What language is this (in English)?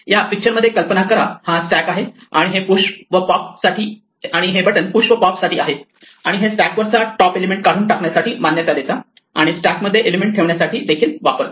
Marathi